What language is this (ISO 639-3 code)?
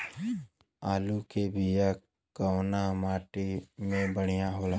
bho